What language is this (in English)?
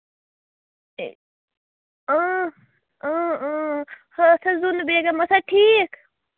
Kashmiri